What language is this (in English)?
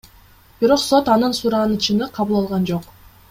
Kyrgyz